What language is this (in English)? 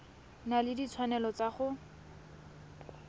Tswana